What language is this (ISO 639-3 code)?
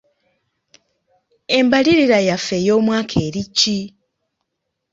lug